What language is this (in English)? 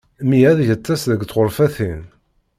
Kabyle